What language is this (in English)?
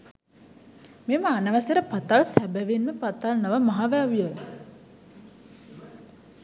Sinhala